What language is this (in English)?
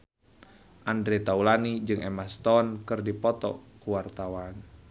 Sundanese